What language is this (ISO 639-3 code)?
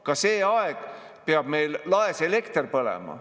est